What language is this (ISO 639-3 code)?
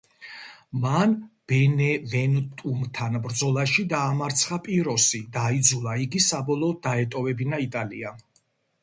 kat